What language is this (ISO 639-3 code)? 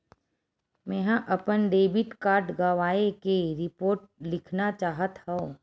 hne